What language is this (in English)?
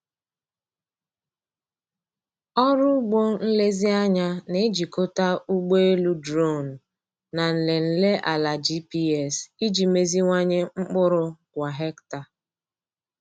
Igbo